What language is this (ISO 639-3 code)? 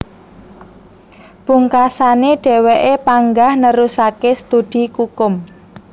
jav